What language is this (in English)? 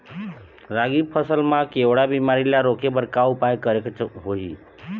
Chhattisgarhi